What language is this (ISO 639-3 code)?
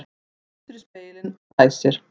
isl